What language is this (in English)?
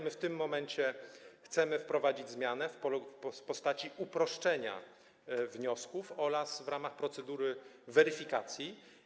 Polish